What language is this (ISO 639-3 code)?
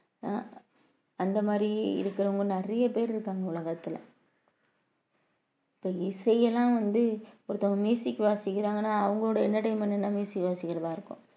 tam